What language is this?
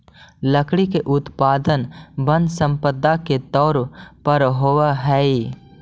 Magahi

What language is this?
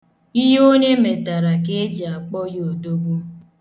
Igbo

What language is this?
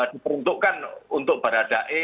Indonesian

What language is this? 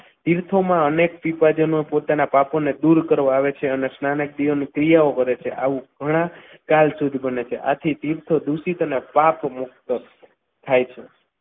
Gujarati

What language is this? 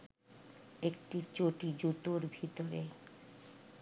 Bangla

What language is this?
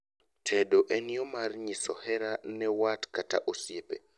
Luo (Kenya and Tanzania)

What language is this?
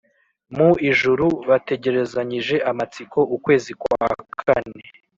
Kinyarwanda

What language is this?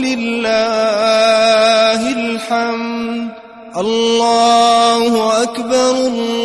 Arabic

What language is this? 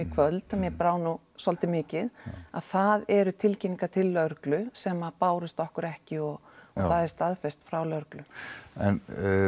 Icelandic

